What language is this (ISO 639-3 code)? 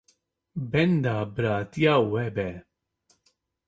kur